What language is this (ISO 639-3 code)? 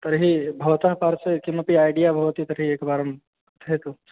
san